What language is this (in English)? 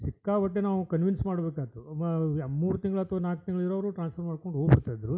Kannada